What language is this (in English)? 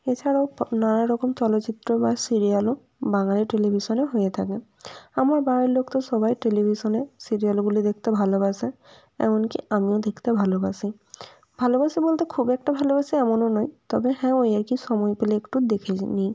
Bangla